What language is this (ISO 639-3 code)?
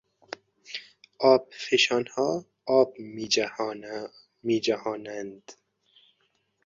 fas